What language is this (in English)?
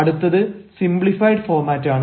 Malayalam